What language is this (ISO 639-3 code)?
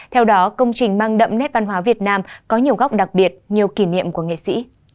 vie